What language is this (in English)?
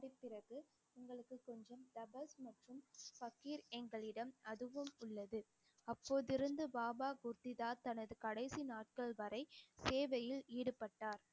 Tamil